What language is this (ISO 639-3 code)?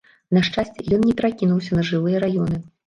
bel